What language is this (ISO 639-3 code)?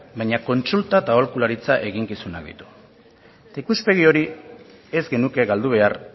eus